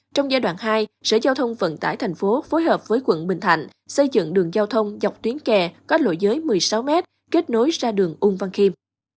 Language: Vietnamese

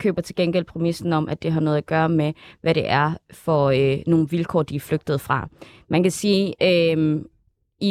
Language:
Danish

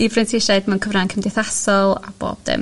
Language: Welsh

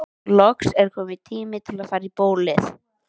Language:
Icelandic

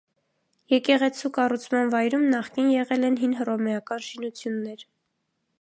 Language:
Armenian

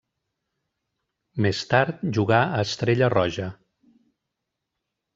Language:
Catalan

